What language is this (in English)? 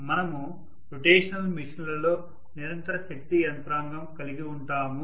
Telugu